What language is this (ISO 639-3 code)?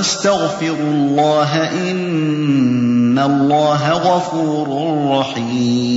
ara